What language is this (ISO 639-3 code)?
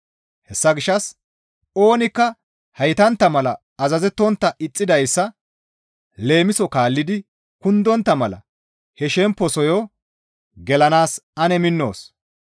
gmv